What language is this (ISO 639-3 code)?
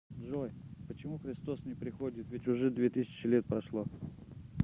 rus